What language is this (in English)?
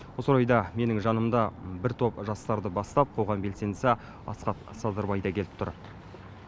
Kazakh